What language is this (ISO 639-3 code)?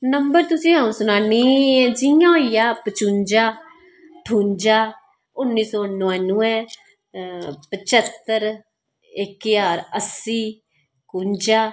doi